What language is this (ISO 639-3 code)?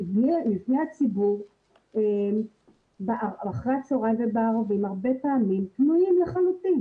heb